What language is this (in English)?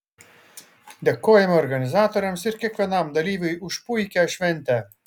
Lithuanian